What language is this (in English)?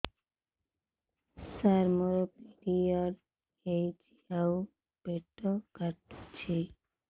Odia